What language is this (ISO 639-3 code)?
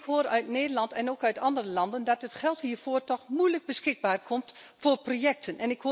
nld